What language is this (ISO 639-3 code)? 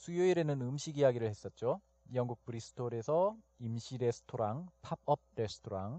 kor